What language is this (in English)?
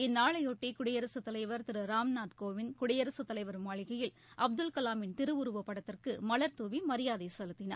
Tamil